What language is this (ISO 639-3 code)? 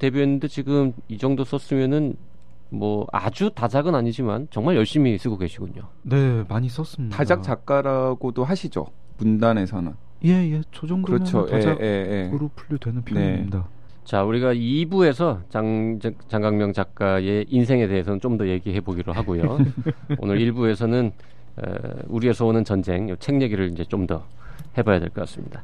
kor